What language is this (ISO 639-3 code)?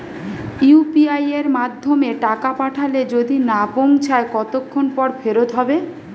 ben